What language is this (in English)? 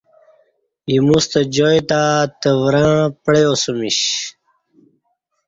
Kati